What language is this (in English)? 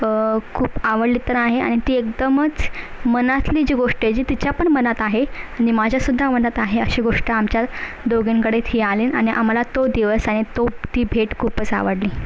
Marathi